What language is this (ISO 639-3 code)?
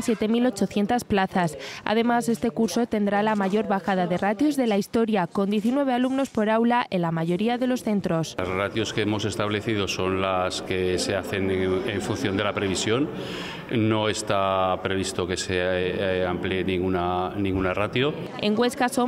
spa